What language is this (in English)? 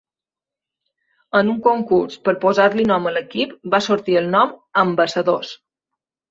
Catalan